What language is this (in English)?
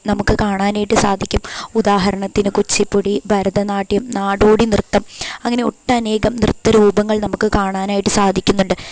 Malayalam